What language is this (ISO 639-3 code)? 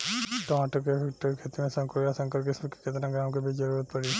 bho